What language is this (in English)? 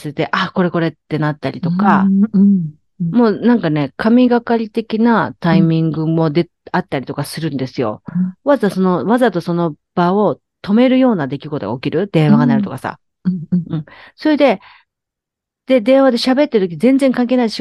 Japanese